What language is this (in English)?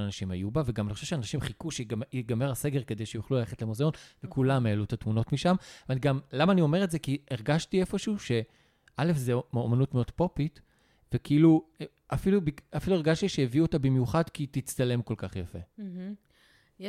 Hebrew